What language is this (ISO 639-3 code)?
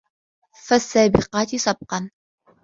ara